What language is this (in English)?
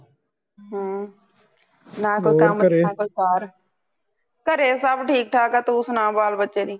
Punjabi